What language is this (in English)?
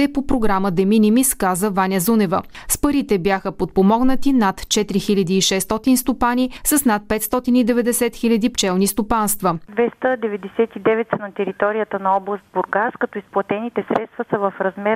Bulgarian